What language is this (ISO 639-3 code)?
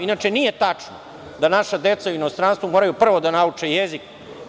srp